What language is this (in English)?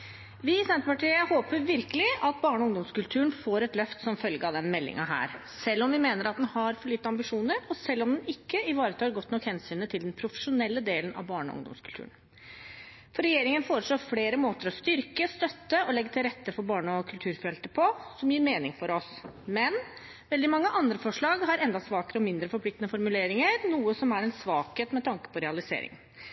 Norwegian